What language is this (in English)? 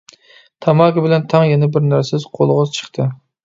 Uyghur